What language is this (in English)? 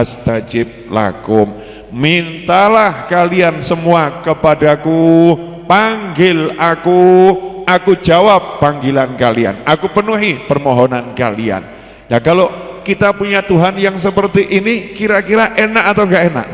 Indonesian